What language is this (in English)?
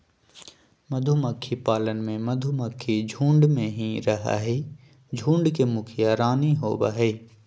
Magahi